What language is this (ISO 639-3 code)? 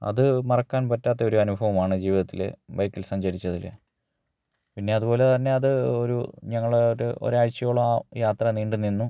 mal